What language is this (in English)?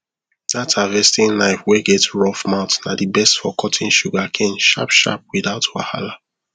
Nigerian Pidgin